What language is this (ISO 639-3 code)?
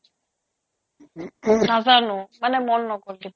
asm